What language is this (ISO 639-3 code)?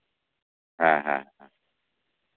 sat